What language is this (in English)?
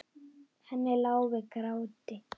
Icelandic